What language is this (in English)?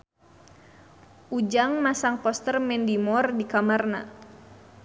Sundanese